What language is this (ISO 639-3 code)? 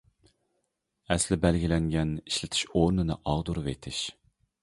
uig